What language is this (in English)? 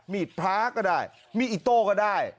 Thai